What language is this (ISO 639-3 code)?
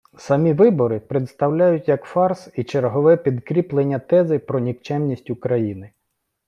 ukr